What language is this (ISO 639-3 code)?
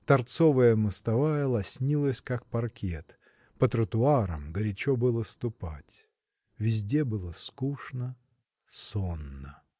rus